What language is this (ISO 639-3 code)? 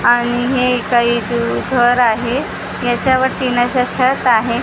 mar